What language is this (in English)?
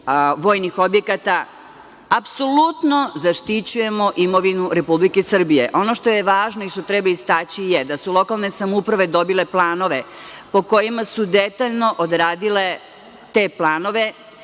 Serbian